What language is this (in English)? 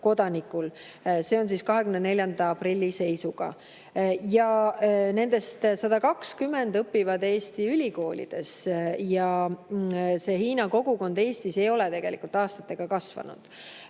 Estonian